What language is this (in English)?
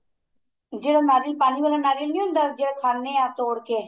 Punjabi